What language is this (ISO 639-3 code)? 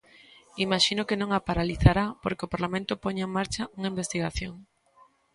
glg